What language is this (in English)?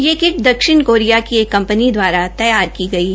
Hindi